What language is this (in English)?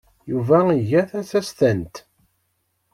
Kabyle